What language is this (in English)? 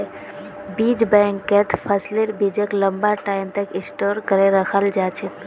Magahi